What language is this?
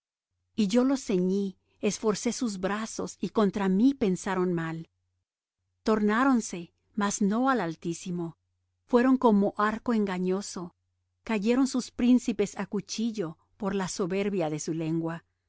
Spanish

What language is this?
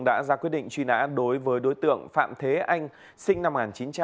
Vietnamese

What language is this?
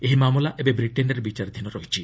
Odia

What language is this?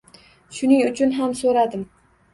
Uzbek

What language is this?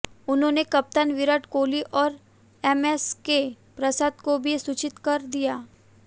Hindi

